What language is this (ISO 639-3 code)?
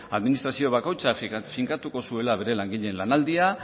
eus